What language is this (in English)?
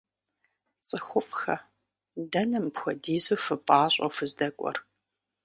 Kabardian